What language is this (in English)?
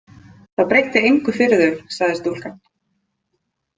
Icelandic